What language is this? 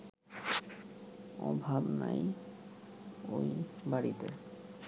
Bangla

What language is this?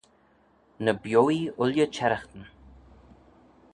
Manx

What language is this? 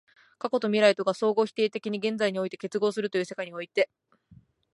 Japanese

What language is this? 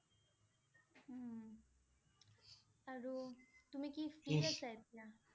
Assamese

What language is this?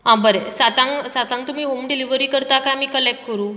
Konkani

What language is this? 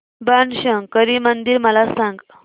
Marathi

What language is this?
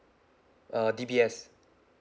English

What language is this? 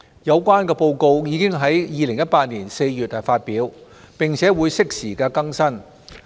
Cantonese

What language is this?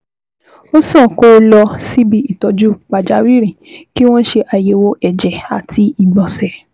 Yoruba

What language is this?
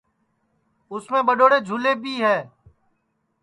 Sansi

